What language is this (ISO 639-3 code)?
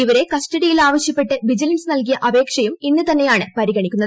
mal